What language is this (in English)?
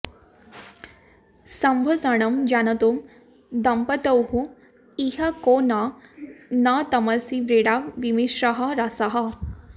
Sanskrit